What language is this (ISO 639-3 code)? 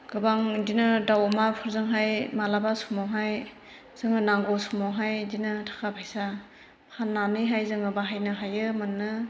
brx